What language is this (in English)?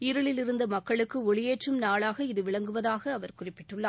Tamil